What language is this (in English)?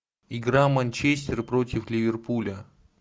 Russian